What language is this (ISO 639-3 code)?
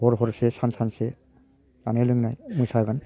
brx